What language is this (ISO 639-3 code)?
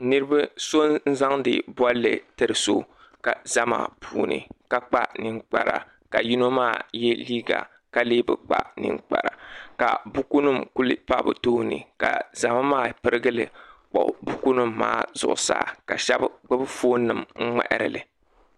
dag